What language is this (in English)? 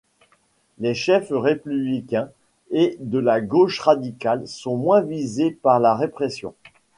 French